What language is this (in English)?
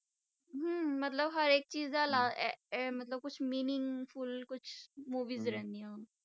Punjabi